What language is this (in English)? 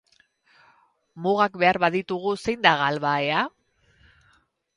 Basque